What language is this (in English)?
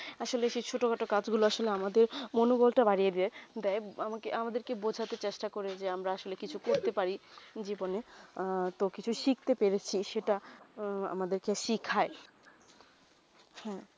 Bangla